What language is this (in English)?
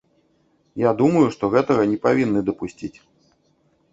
Belarusian